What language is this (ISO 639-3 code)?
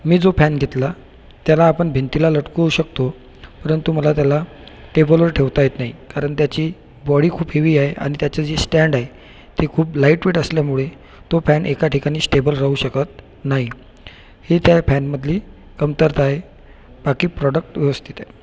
mar